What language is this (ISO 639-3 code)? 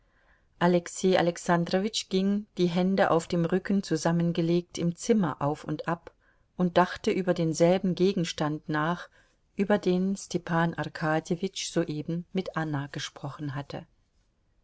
deu